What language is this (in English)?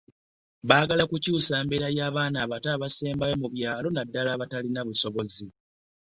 Ganda